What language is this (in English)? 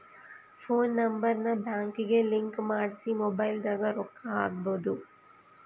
Kannada